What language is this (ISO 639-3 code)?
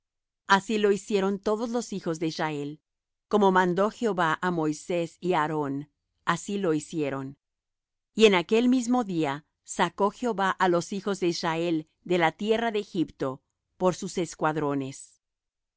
spa